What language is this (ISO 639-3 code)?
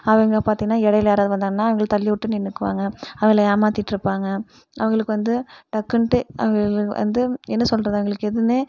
tam